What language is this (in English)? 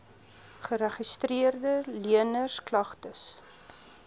Afrikaans